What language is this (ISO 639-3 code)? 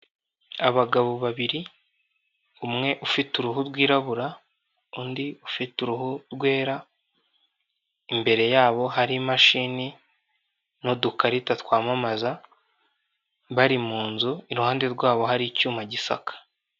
kin